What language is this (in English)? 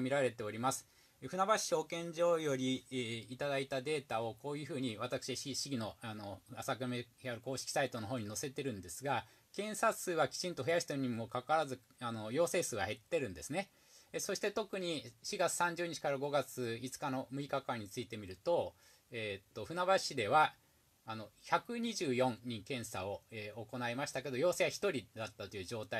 Japanese